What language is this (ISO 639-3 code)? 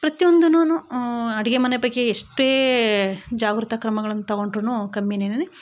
kan